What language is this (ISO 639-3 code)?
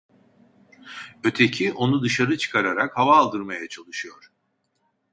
tur